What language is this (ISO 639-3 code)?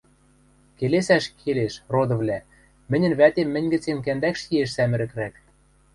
mrj